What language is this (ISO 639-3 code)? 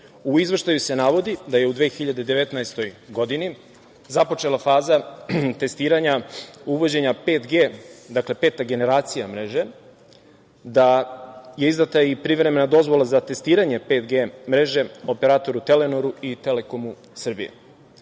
srp